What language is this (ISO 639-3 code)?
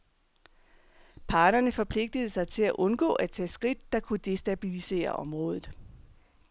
dan